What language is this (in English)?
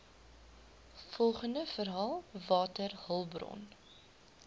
Afrikaans